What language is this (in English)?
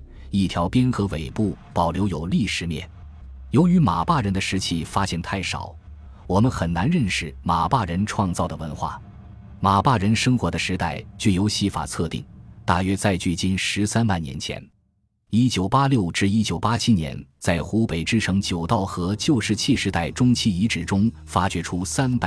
Chinese